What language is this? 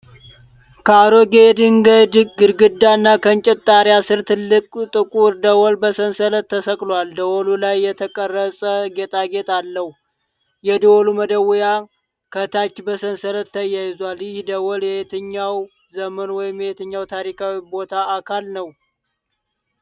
Amharic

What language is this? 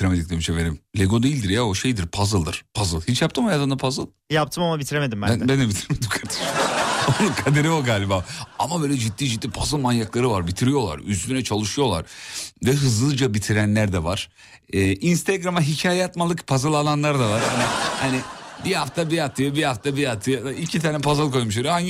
Turkish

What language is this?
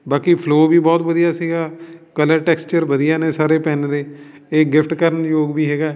Punjabi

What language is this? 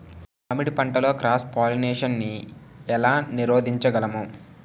Telugu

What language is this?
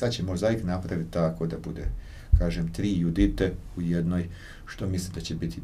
Croatian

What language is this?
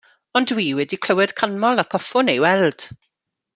Welsh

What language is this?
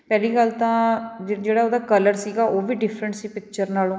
Punjabi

